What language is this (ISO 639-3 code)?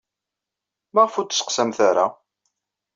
kab